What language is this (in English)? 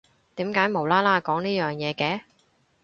Cantonese